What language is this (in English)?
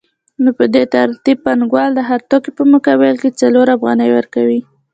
Pashto